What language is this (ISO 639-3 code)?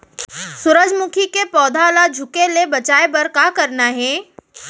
hne